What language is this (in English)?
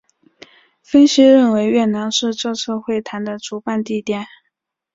Chinese